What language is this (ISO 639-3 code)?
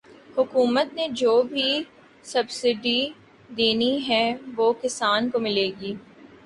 urd